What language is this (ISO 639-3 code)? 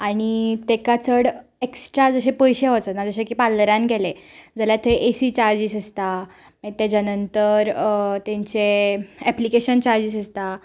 kok